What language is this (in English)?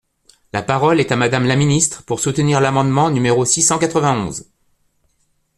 French